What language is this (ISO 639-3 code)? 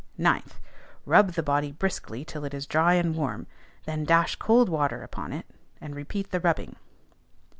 eng